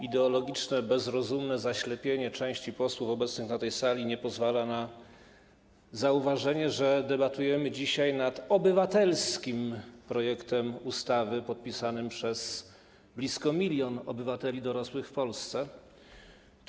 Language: Polish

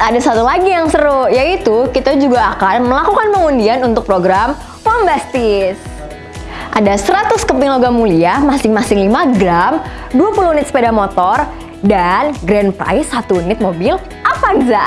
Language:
Indonesian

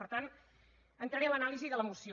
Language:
Catalan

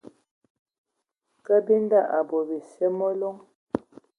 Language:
Ewondo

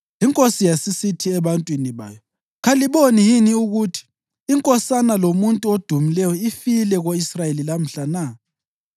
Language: North Ndebele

